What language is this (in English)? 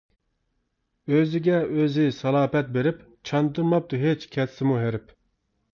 Uyghur